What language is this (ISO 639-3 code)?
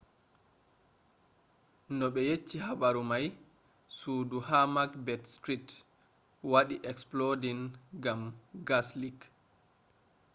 ful